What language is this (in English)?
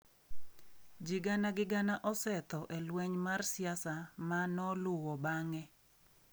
Luo (Kenya and Tanzania)